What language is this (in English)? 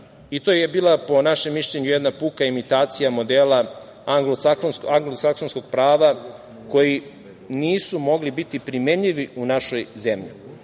Serbian